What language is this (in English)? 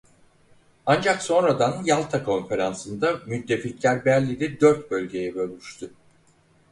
Turkish